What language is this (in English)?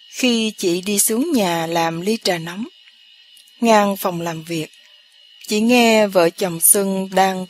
Vietnamese